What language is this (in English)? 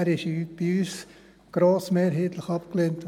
Swiss German